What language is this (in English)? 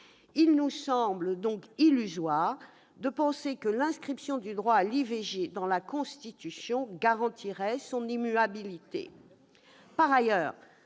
French